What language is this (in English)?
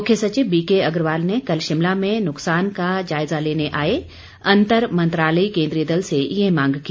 Hindi